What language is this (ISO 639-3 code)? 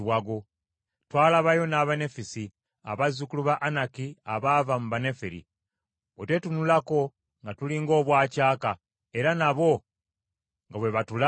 lug